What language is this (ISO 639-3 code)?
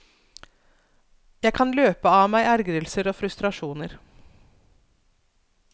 nor